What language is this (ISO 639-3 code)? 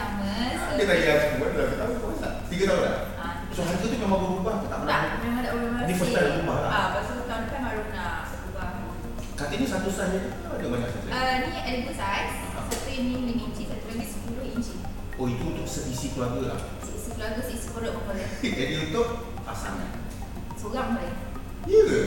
msa